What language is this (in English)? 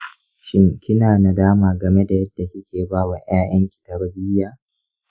Hausa